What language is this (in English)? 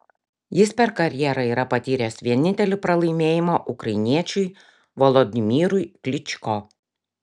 Lithuanian